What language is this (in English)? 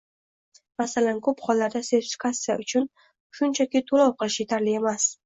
Uzbek